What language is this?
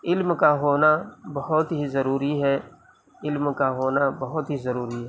Urdu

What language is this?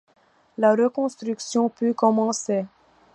French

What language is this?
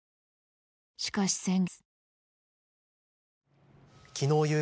Japanese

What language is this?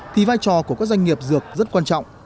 Vietnamese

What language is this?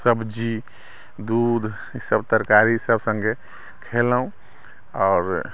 Maithili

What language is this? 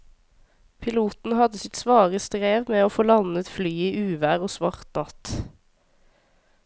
Norwegian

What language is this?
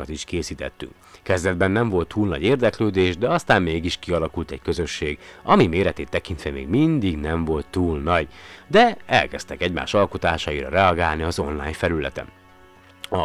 Hungarian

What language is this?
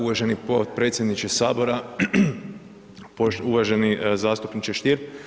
Croatian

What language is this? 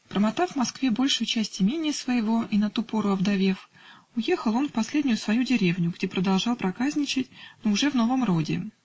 Russian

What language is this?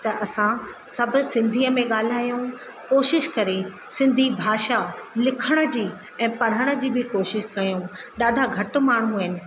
Sindhi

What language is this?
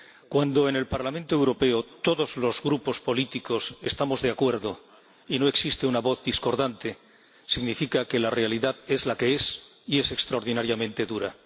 Spanish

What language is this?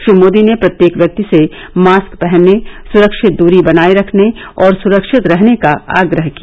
Hindi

